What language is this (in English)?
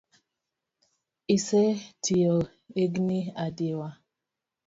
Luo (Kenya and Tanzania)